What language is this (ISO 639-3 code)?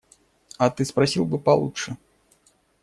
rus